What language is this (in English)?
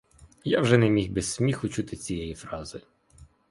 Ukrainian